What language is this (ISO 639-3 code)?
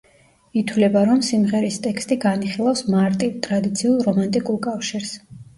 kat